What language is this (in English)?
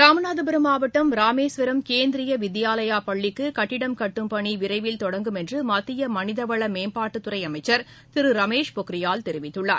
Tamil